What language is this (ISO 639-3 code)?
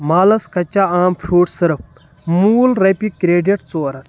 kas